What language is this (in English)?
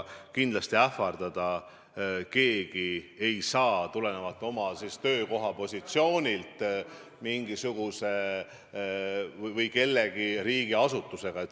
Estonian